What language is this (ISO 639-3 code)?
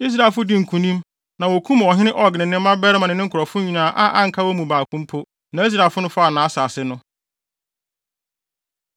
aka